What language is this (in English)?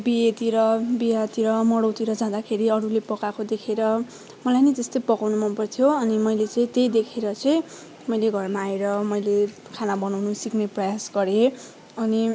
Nepali